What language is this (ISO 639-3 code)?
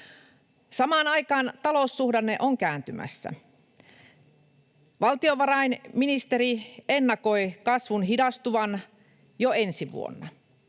fin